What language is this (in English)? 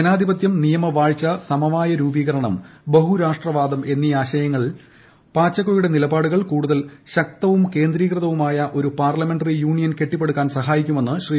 Malayalam